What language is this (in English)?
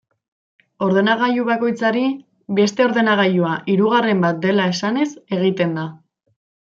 Basque